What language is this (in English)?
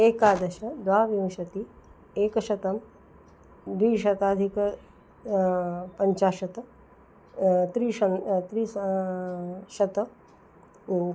Sanskrit